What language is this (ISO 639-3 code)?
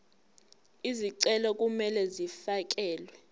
zul